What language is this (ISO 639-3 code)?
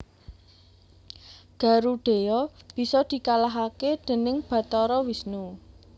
jav